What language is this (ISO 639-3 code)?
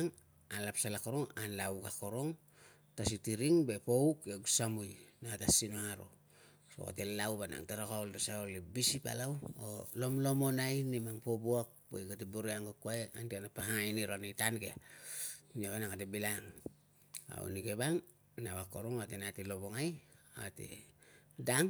lcm